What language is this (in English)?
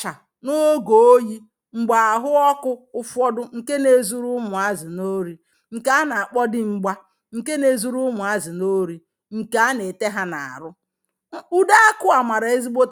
Igbo